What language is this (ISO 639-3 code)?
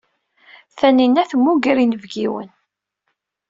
kab